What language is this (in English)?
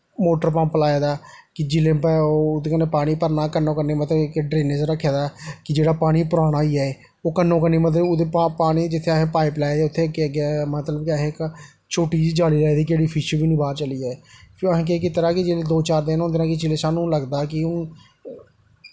Dogri